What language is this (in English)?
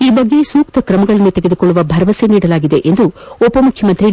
Kannada